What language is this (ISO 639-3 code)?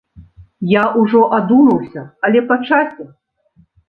bel